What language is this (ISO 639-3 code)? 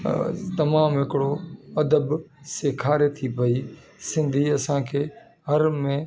snd